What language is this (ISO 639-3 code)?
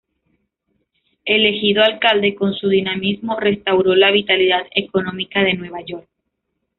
spa